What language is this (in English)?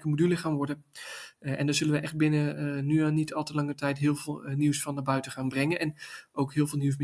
Dutch